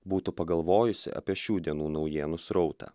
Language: Lithuanian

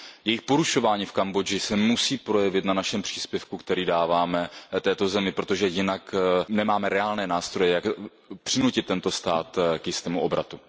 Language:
Czech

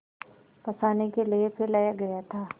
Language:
Hindi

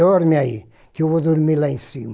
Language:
Portuguese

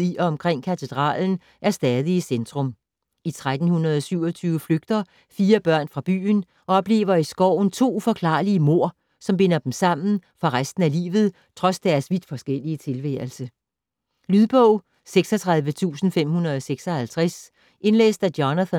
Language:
Danish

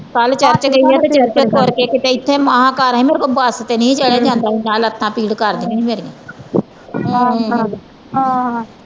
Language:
Punjabi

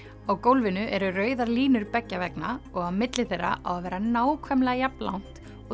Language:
Icelandic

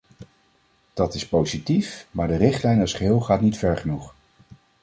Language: Dutch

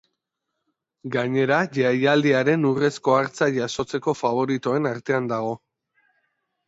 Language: Basque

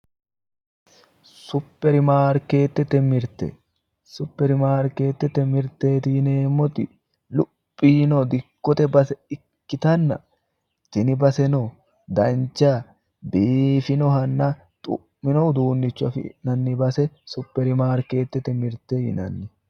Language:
Sidamo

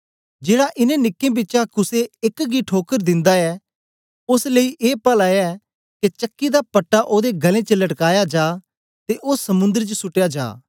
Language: Dogri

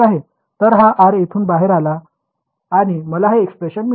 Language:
Marathi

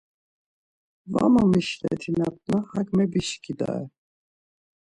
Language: Laz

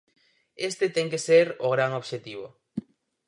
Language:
Galician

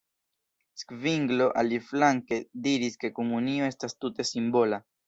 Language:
Esperanto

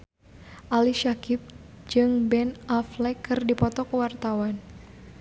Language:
Sundanese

